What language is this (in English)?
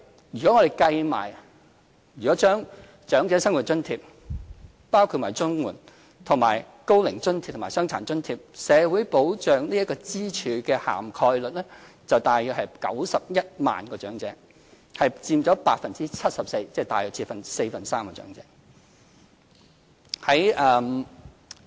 Cantonese